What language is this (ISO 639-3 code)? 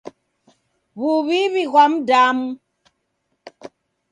dav